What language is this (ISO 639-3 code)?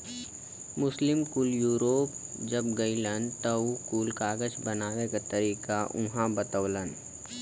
bho